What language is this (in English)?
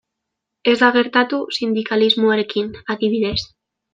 Basque